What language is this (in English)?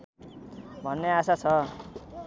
Nepali